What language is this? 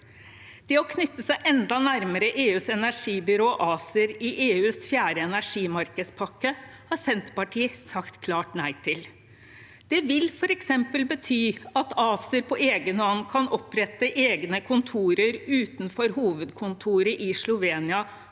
Norwegian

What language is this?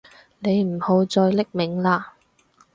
Cantonese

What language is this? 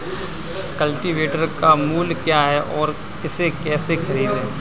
Hindi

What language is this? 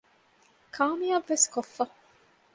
Divehi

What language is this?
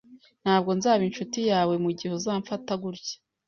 Kinyarwanda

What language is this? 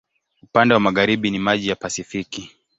Swahili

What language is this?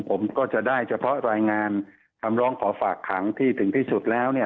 Thai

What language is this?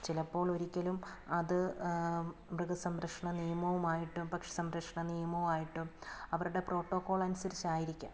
Malayalam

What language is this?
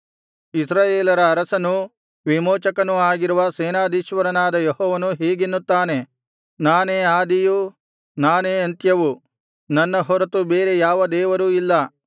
Kannada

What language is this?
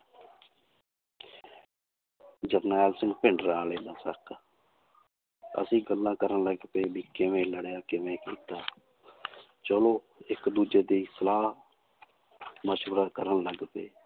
Punjabi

